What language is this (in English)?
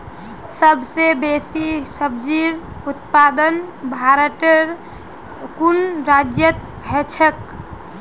Magahi